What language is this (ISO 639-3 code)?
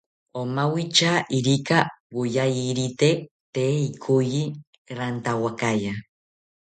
cpy